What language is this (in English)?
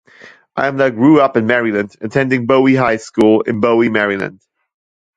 English